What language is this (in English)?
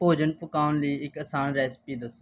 Punjabi